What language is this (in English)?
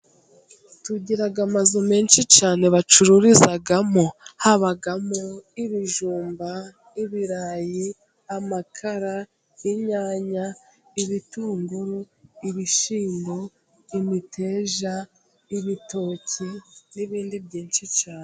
Kinyarwanda